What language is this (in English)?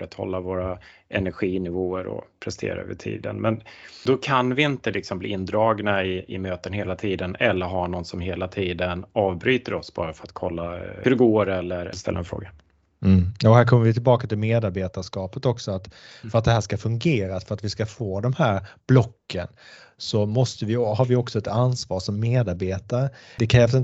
Swedish